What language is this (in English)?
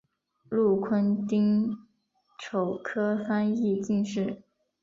Chinese